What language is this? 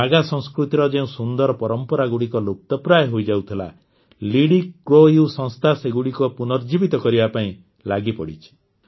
Odia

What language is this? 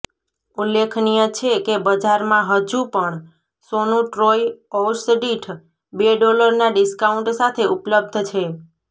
Gujarati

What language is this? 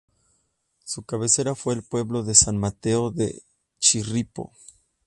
Spanish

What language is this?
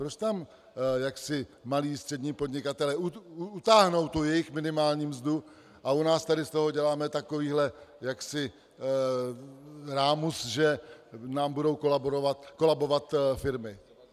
Czech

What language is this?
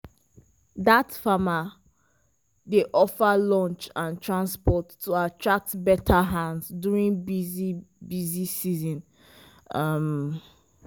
Nigerian Pidgin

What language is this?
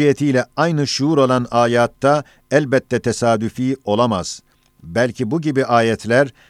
Turkish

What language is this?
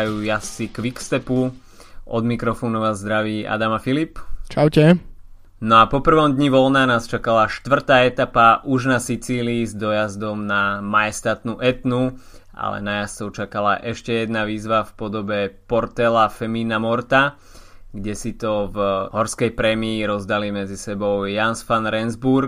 Slovak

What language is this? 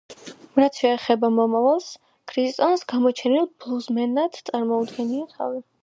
Georgian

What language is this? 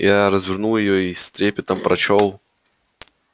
Russian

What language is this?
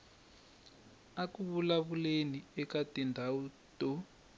Tsonga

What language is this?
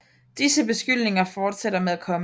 Danish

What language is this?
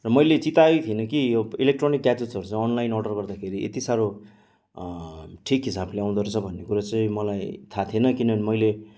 Nepali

